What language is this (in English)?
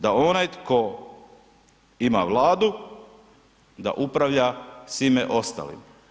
Croatian